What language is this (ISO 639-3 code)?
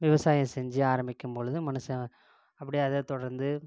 tam